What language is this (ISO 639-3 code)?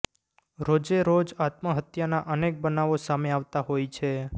guj